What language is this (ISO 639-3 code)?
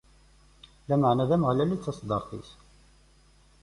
kab